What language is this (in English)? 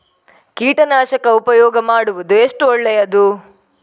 Kannada